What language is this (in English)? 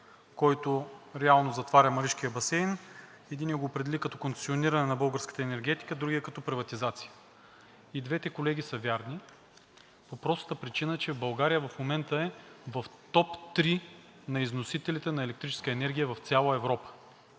Bulgarian